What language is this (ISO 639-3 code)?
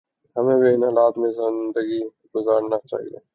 urd